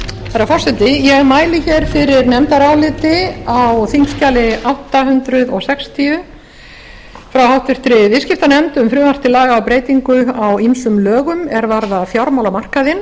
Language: Icelandic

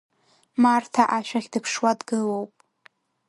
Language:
Abkhazian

